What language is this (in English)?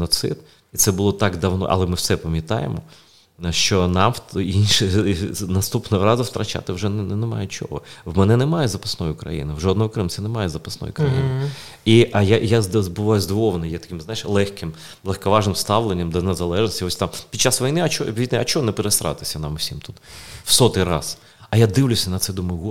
Ukrainian